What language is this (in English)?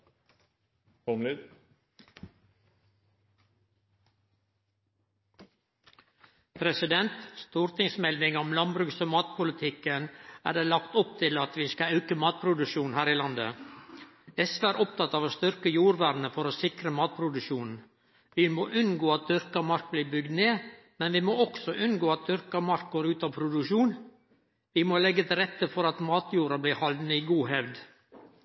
Norwegian Nynorsk